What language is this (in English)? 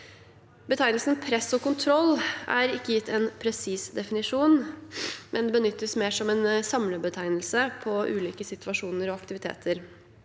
Norwegian